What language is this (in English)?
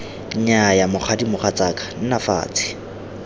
Tswana